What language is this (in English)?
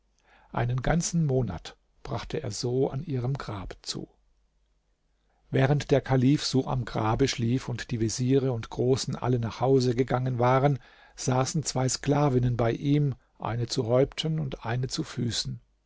German